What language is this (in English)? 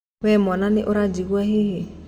Kikuyu